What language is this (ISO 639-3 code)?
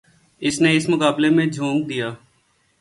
urd